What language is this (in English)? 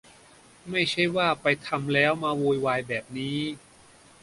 Thai